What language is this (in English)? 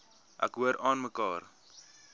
Afrikaans